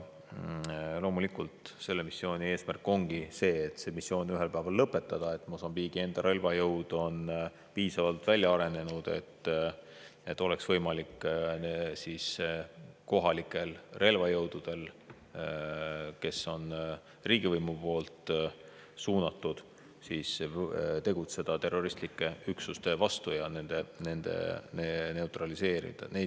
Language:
Estonian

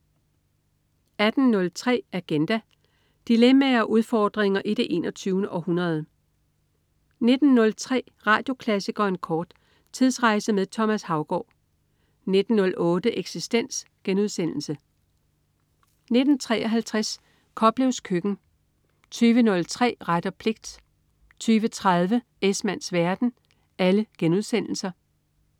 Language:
Danish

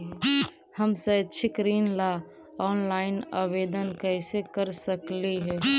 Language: Magahi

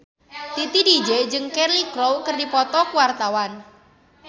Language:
Sundanese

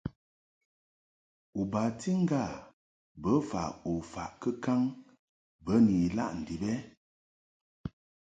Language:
Mungaka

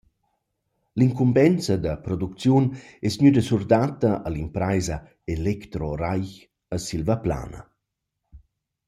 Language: Romansh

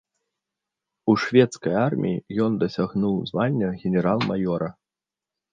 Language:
Belarusian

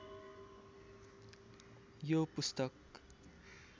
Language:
Nepali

